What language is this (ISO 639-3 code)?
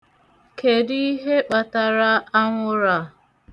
ibo